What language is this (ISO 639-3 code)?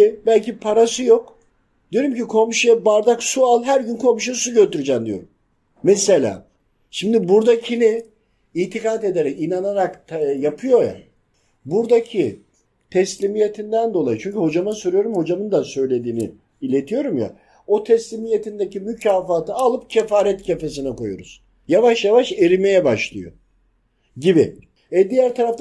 tur